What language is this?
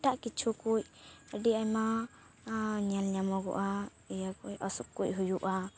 Santali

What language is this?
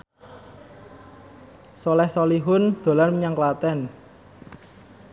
Javanese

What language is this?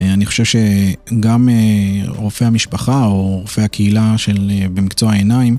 Hebrew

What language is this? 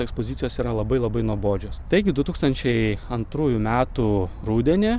Lithuanian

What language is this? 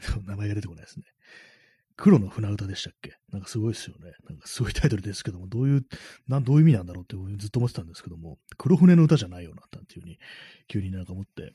Japanese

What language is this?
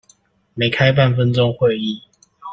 Chinese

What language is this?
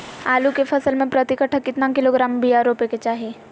Magahi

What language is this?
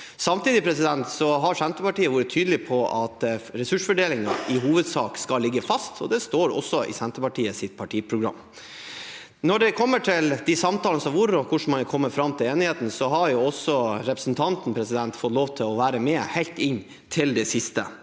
Norwegian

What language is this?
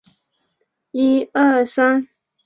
Chinese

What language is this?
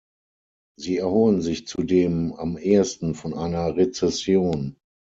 German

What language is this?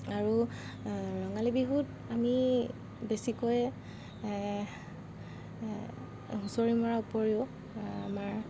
Assamese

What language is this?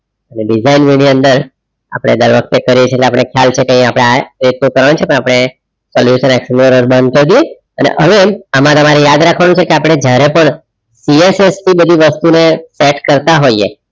Gujarati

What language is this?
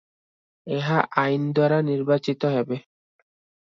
Odia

